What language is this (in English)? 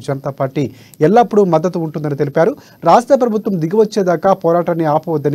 Telugu